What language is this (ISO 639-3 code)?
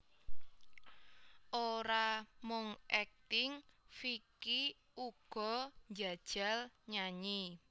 jav